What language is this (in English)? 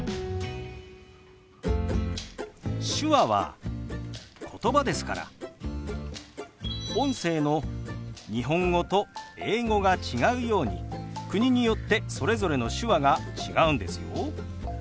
Japanese